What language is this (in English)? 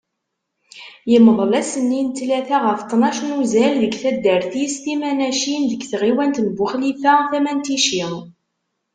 Kabyle